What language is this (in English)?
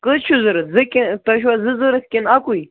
Kashmiri